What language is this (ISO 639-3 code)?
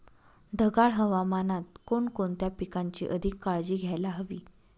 mar